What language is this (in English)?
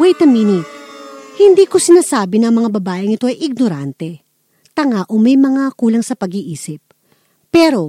Filipino